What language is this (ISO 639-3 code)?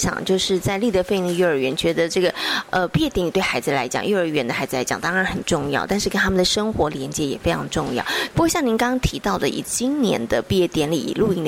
zho